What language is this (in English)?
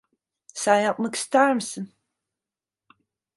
Turkish